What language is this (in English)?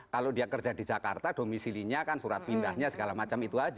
Indonesian